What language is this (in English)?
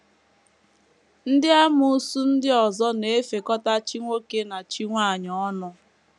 Igbo